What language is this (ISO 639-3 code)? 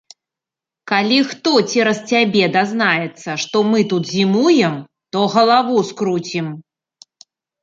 bel